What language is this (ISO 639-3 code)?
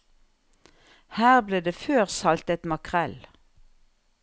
nor